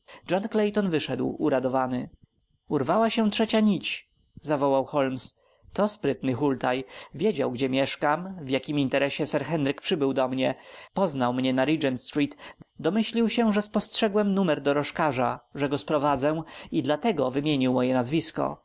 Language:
Polish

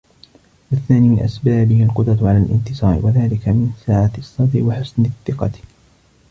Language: Arabic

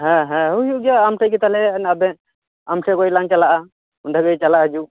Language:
Santali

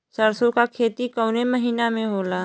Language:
Bhojpuri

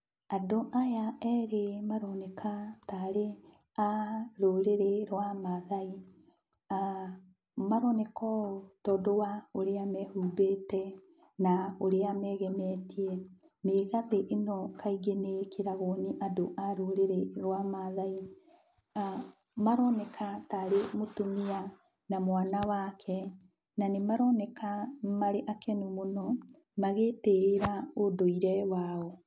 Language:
Kikuyu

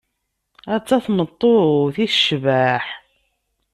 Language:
Kabyle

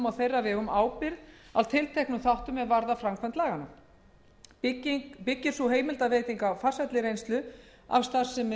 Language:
Icelandic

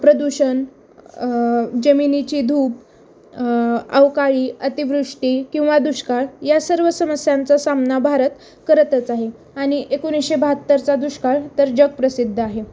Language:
Marathi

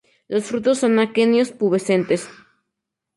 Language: Spanish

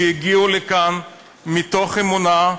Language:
Hebrew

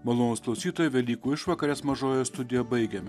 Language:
Lithuanian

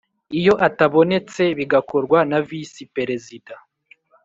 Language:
Kinyarwanda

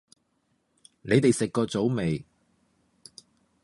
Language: Cantonese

